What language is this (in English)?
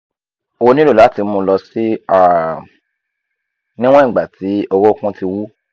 Yoruba